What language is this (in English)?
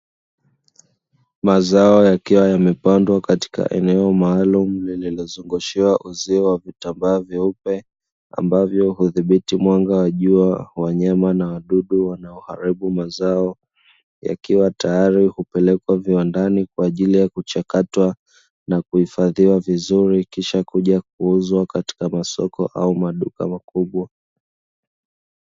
Swahili